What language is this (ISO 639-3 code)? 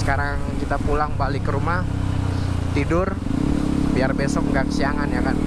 ind